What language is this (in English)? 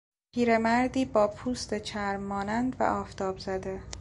Persian